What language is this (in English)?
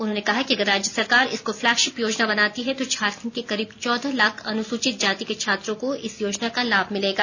Hindi